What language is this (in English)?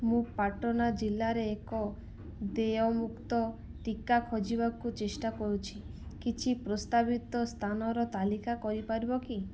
Odia